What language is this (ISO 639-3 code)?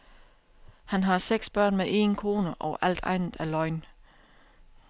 dan